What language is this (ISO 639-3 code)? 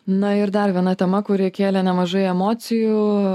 lit